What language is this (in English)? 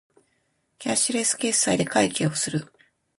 Japanese